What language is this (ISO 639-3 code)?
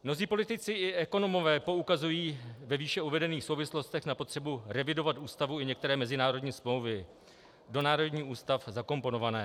ces